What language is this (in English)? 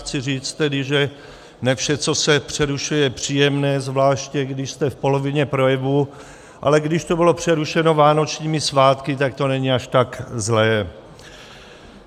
Czech